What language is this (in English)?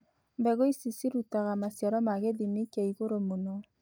Kikuyu